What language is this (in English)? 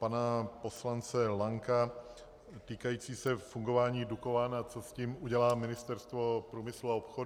Czech